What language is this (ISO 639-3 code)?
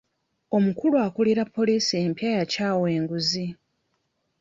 lug